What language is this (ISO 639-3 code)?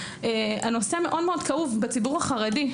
heb